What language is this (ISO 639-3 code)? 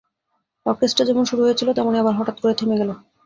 ben